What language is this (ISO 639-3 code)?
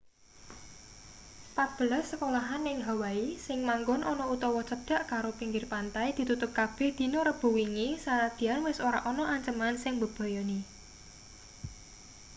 jav